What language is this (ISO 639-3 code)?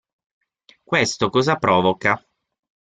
ita